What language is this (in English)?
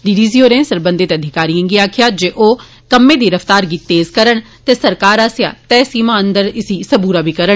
Dogri